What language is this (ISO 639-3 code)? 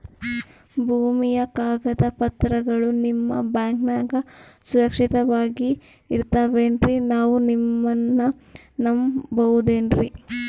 kan